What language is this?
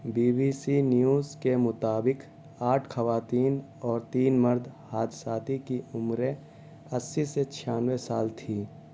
Urdu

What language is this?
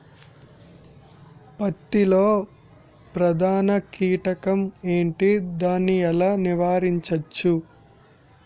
Telugu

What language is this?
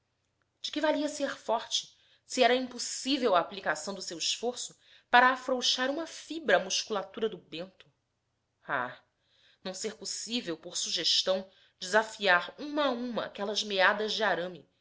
Portuguese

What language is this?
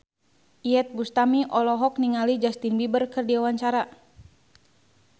Sundanese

